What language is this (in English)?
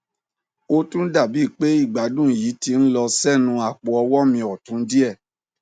Yoruba